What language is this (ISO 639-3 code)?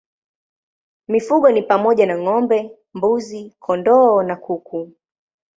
swa